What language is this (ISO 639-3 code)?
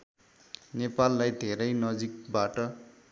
nep